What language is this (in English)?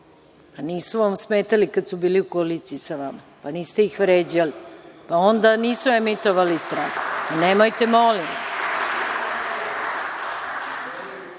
Serbian